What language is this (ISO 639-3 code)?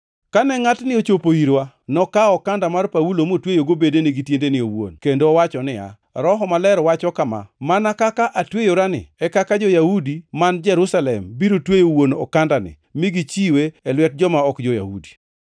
luo